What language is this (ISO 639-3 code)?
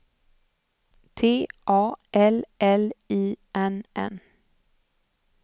swe